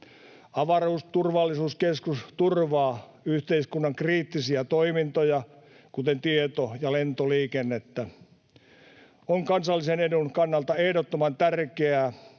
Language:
Finnish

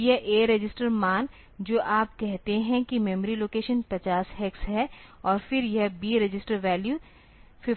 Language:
Hindi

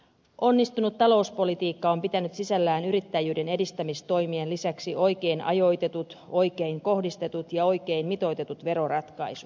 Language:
Finnish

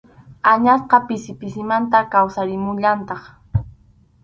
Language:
Arequipa-La Unión Quechua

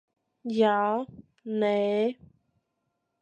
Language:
Latvian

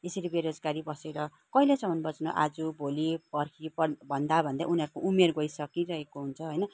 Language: Nepali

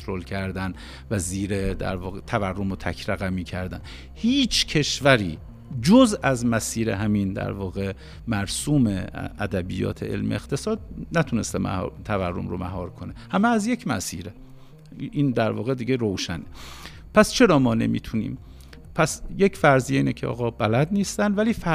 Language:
Persian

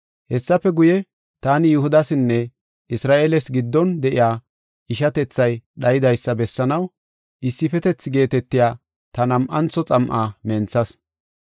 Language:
Gofa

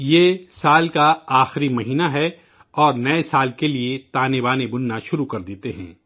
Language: Urdu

